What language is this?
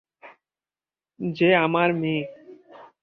Bangla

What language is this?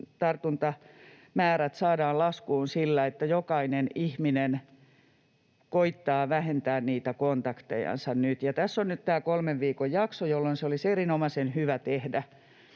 Finnish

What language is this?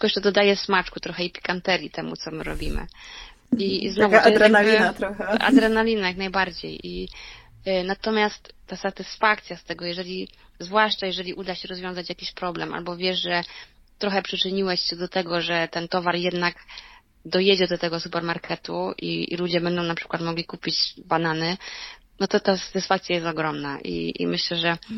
Polish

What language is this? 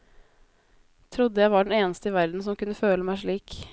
Norwegian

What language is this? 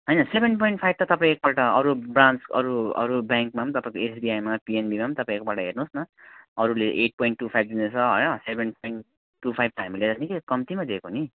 Nepali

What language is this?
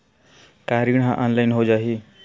Chhattisgarhi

